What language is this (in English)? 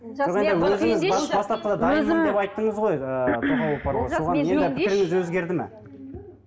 Kazakh